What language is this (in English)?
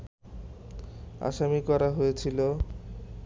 Bangla